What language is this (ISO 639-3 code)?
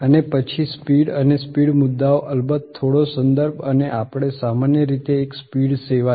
guj